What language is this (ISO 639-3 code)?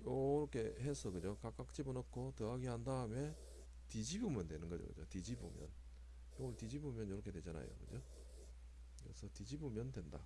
kor